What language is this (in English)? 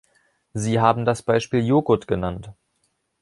German